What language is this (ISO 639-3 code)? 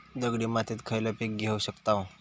mar